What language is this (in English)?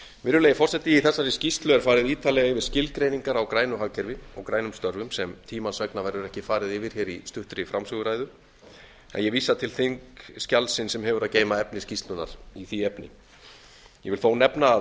Icelandic